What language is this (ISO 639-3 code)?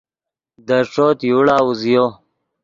ydg